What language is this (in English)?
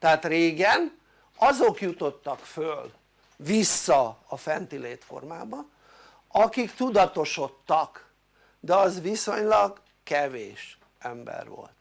Hungarian